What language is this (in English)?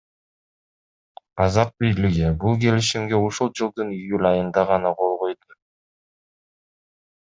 Kyrgyz